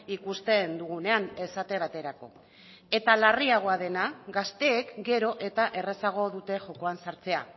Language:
Basque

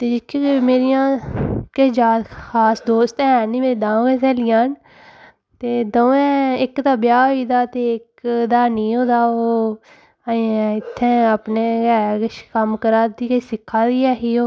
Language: Dogri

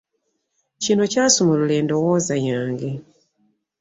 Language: Ganda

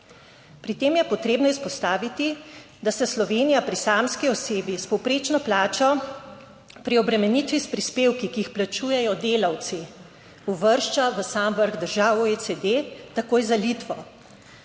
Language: Slovenian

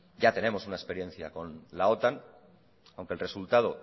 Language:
Spanish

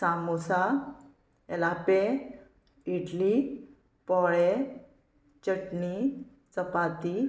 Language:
Konkani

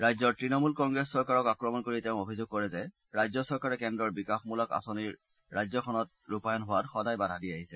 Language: Assamese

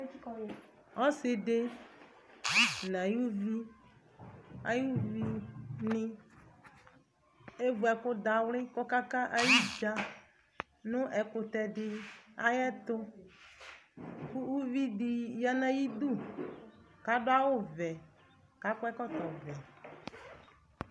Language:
Ikposo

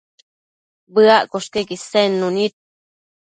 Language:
Matsés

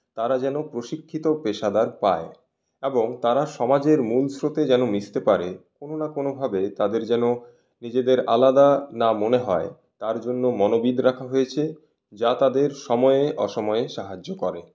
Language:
Bangla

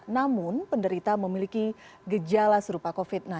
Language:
Indonesian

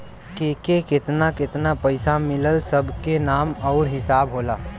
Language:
Bhojpuri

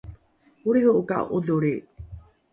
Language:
Rukai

